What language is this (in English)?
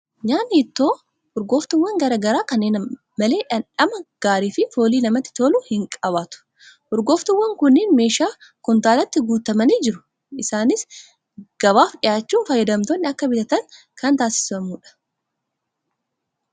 Oromo